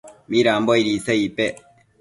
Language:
Matsés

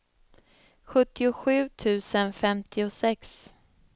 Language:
Swedish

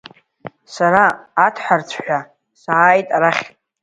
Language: Abkhazian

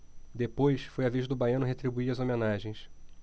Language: Portuguese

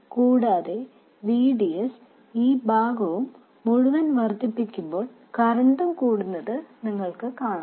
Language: Malayalam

